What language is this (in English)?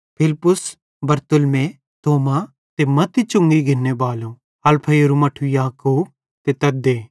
Bhadrawahi